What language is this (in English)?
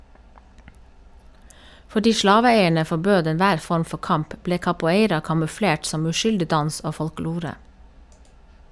Norwegian